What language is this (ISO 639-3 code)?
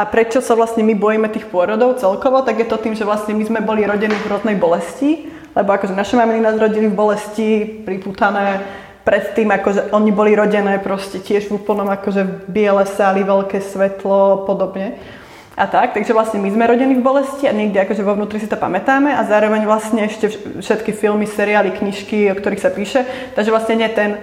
slk